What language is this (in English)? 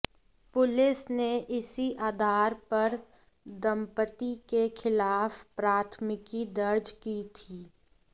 Hindi